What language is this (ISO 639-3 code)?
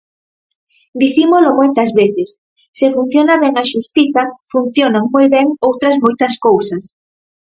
glg